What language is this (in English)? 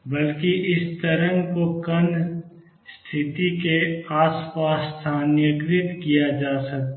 Hindi